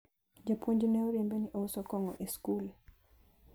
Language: Luo (Kenya and Tanzania)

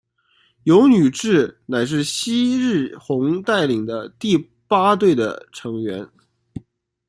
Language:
Chinese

